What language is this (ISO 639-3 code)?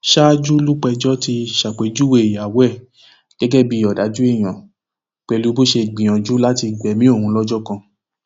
yor